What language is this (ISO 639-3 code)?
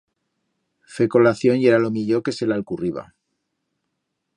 arg